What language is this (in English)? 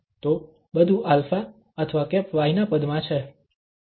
Gujarati